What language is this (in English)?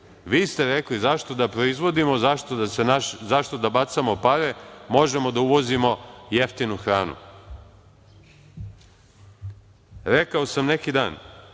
Serbian